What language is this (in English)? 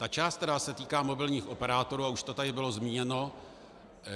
Czech